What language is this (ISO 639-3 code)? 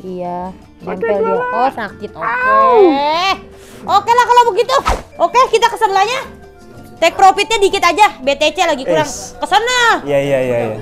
ind